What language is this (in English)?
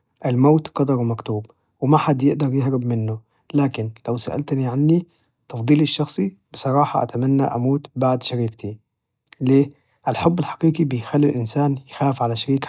Najdi Arabic